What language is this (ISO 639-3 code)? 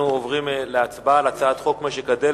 heb